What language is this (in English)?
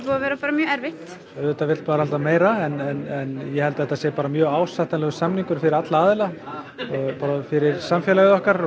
Icelandic